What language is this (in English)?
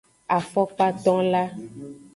Aja (Benin)